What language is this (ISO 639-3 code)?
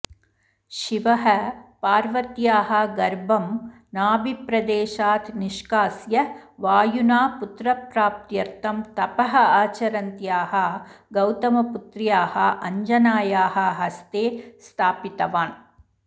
san